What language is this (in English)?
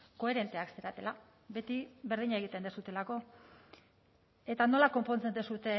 Basque